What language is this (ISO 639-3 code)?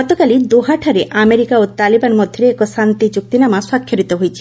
ori